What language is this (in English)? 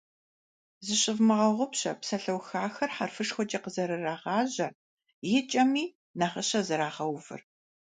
Kabardian